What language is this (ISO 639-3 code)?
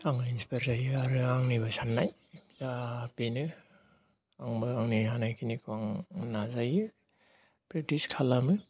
brx